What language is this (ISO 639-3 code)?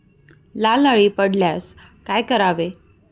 mar